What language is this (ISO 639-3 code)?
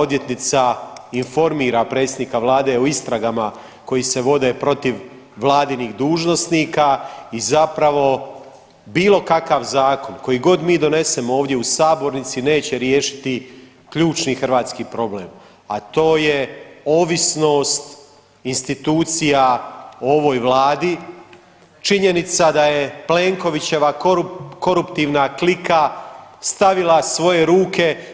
hrv